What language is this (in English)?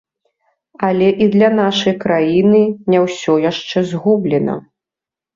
Belarusian